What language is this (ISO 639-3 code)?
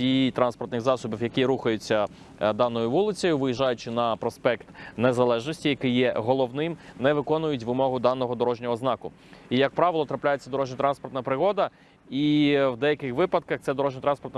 ukr